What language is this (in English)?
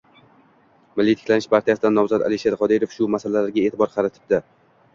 Uzbek